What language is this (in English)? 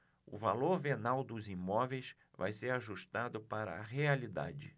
Portuguese